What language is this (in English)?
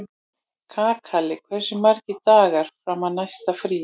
Icelandic